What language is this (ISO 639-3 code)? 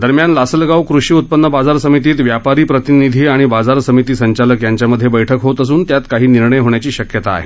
mar